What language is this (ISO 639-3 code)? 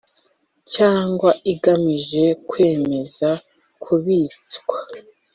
kin